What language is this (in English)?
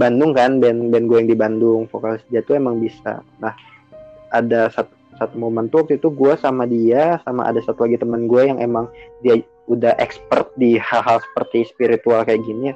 Indonesian